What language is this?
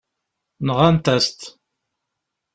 Kabyle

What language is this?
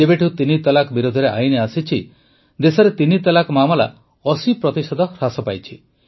Odia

